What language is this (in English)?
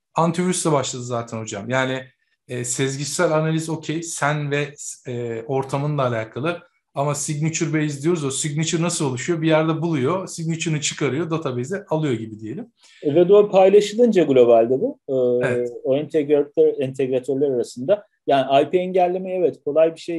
Turkish